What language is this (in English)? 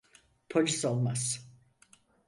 Turkish